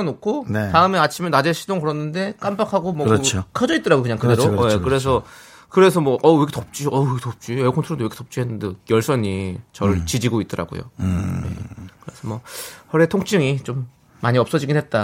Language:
Korean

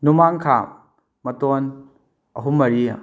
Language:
Manipuri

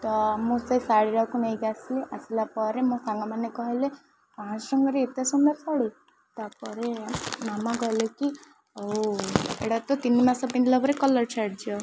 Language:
Odia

